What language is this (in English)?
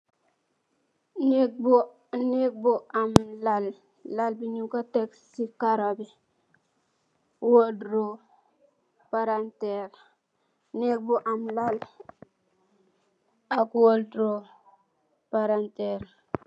Wolof